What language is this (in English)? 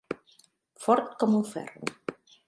Catalan